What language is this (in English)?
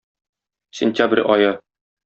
Tatar